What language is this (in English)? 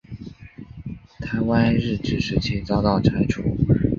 Chinese